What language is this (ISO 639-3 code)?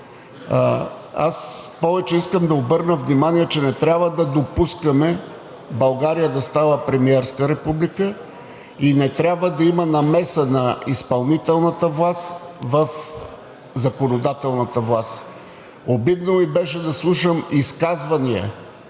bul